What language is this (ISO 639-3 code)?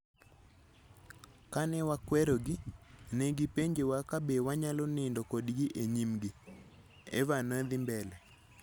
luo